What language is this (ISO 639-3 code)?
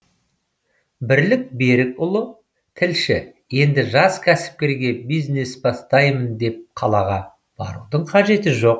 kaz